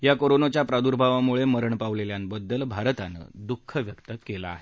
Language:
Marathi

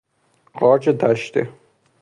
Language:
Persian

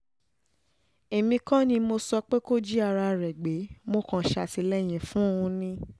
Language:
Yoruba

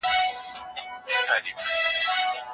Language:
Pashto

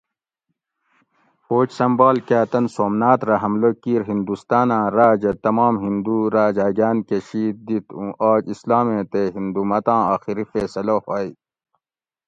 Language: Gawri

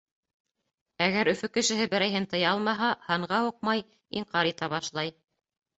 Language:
Bashkir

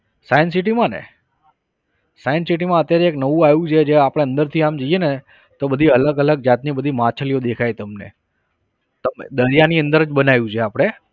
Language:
Gujarati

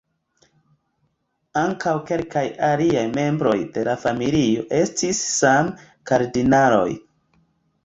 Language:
Esperanto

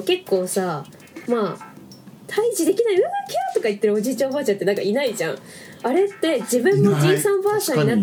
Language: Japanese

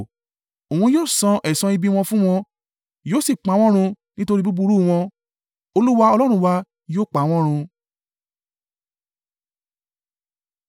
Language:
Yoruba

